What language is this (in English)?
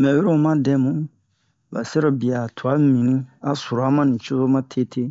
Bomu